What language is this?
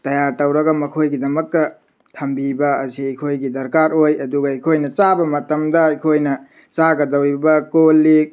Manipuri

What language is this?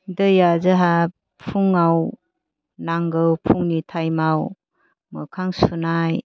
Bodo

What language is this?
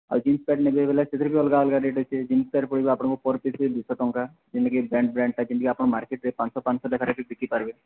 Odia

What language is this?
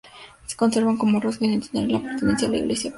Spanish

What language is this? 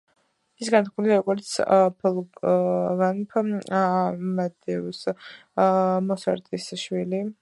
Georgian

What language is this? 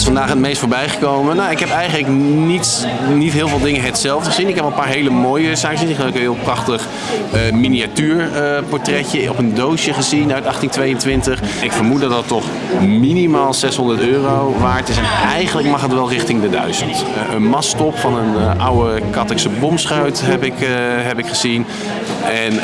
Dutch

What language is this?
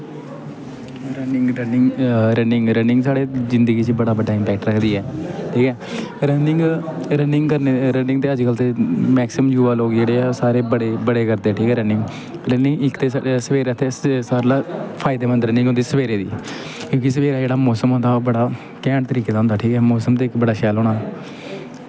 Dogri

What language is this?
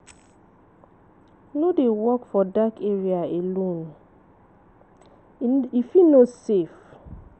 Nigerian Pidgin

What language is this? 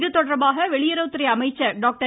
Tamil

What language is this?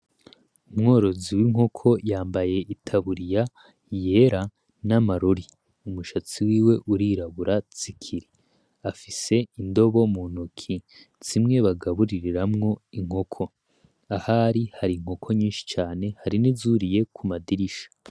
Rundi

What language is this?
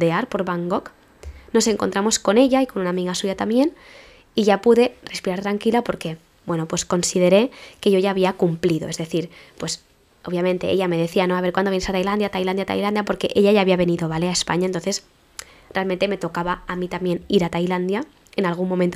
Spanish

